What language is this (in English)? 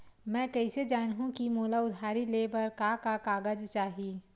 Chhattisgarhi